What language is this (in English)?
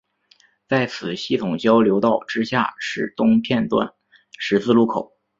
Chinese